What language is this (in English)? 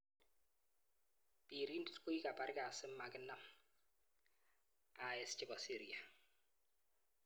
Kalenjin